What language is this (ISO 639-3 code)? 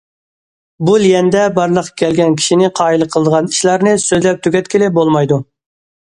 uig